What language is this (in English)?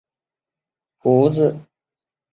Chinese